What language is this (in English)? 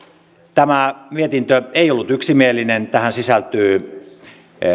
Finnish